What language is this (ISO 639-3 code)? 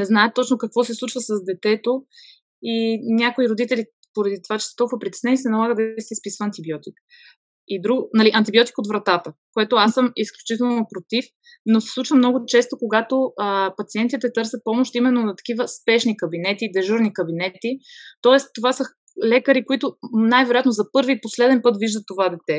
bul